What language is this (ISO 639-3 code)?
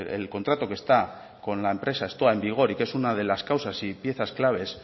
spa